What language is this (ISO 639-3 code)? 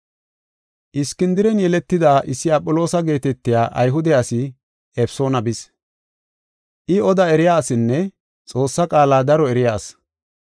gof